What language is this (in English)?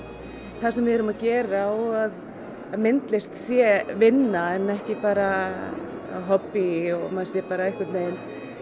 Icelandic